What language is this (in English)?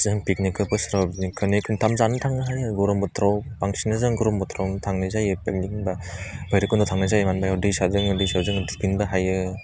Bodo